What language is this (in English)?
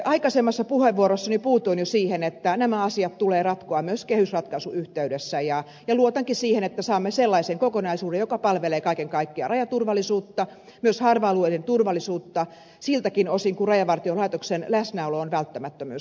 Finnish